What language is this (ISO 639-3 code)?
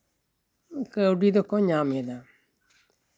sat